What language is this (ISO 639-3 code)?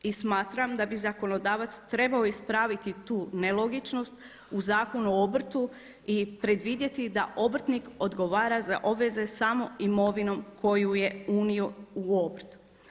hrv